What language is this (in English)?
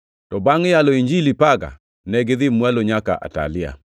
Luo (Kenya and Tanzania)